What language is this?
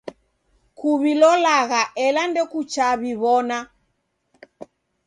Taita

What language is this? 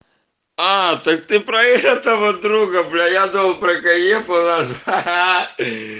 Russian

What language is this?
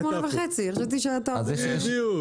Hebrew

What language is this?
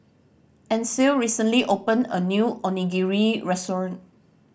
English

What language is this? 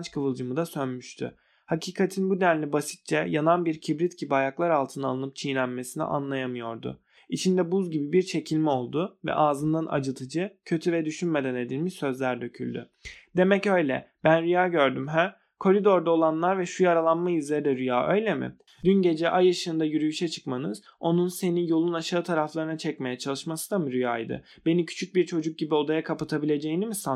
Turkish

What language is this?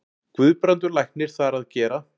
Icelandic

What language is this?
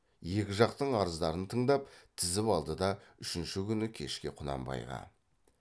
Kazakh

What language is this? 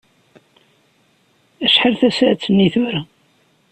Kabyle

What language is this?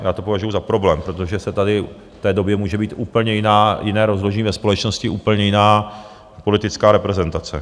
Czech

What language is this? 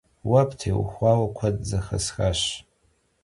Kabardian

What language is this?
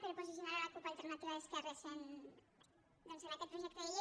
Catalan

